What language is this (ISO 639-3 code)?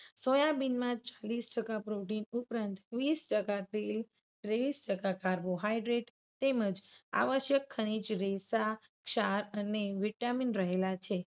guj